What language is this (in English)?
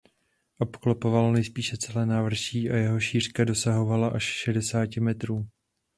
Czech